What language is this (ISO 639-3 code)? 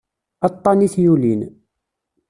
kab